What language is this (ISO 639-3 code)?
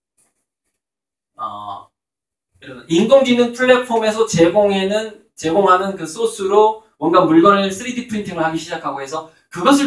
kor